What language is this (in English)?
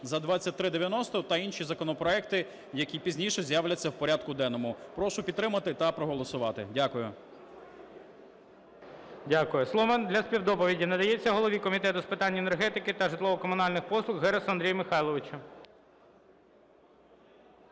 Ukrainian